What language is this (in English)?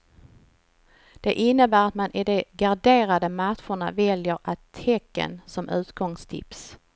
Swedish